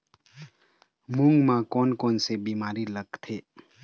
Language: Chhattisgarhi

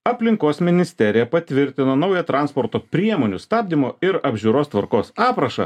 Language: Lithuanian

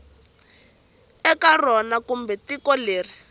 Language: Tsonga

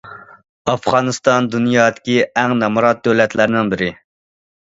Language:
Uyghur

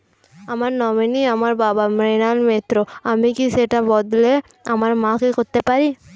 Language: Bangla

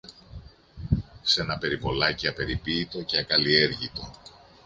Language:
Greek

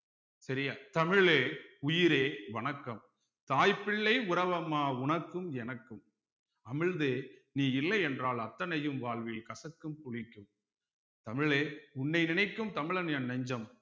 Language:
Tamil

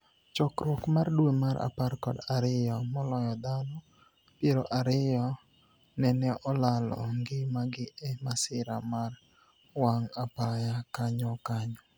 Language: Luo (Kenya and Tanzania)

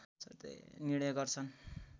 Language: Nepali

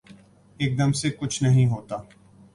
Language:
Urdu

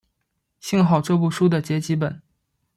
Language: Chinese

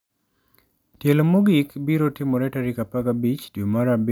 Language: Luo (Kenya and Tanzania)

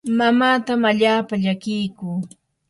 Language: Yanahuanca Pasco Quechua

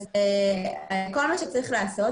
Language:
Hebrew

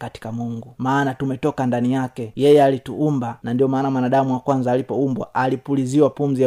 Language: Swahili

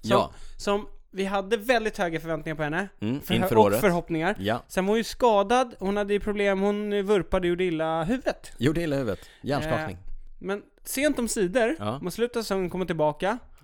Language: Swedish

